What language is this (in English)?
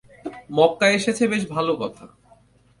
Bangla